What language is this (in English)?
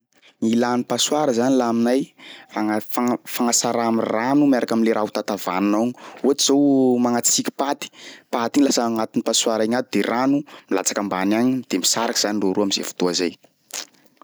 Sakalava Malagasy